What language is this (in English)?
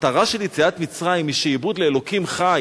Hebrew